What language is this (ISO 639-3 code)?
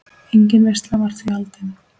isl